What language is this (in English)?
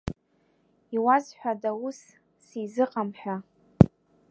Abkhazian